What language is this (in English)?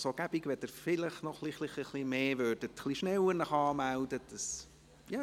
Swiss German